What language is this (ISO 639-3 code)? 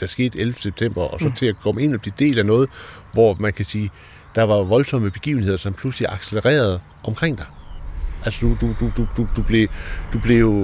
dan